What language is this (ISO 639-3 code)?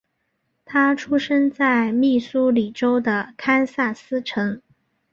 zho